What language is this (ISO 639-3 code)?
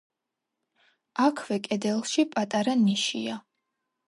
kat